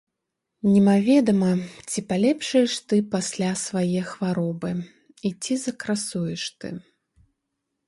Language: Belarusian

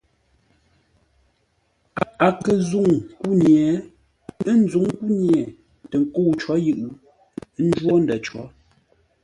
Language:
Ngombale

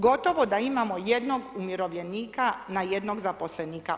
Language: Croatian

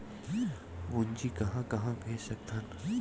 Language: Chhattisgarhi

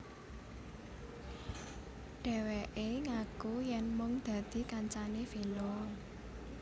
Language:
Javanese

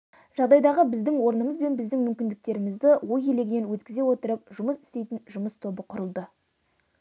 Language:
Kazakh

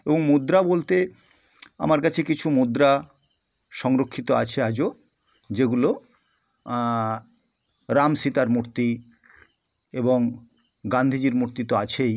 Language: Bangla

